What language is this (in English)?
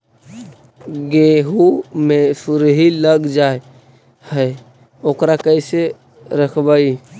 Magahi